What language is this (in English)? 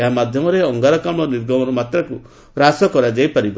Odia